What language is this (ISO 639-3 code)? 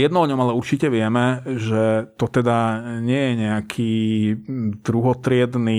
slk